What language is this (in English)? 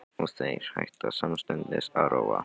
Icelandic